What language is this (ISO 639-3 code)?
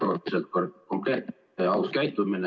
est